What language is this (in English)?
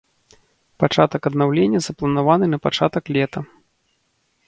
Belarusian